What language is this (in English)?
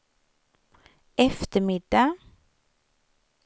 Swedish